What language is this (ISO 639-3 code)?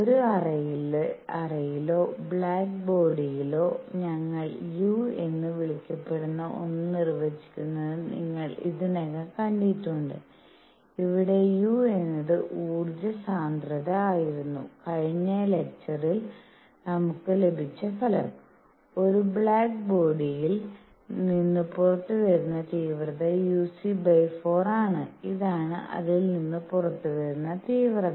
mal